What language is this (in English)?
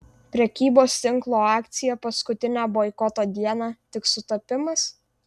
Lithuanian